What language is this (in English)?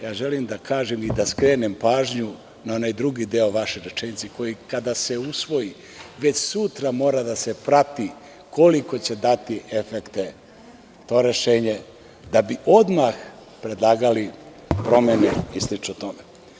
Serbian